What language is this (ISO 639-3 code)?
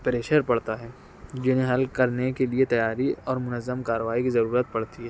urd